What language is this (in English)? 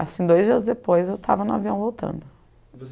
Portuguese